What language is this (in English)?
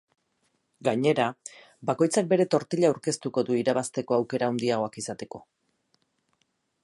Basque